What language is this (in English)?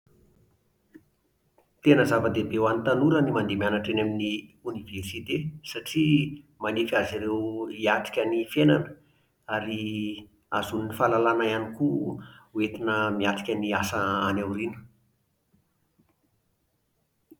Malagasy